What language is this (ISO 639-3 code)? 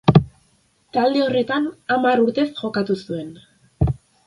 eus